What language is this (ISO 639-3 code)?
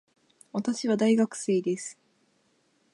jpn